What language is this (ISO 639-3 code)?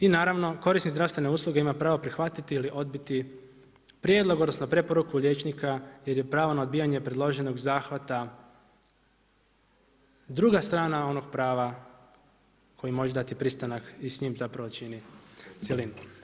hrv